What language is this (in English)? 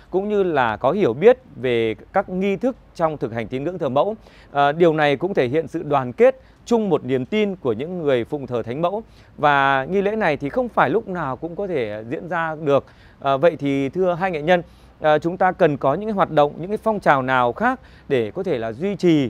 Vietnamese